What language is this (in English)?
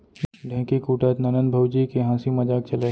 Chhattisgarhi